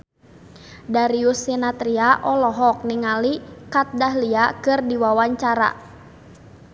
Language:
Sundanese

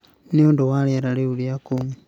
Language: Kikuyu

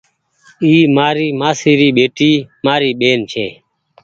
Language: Goaria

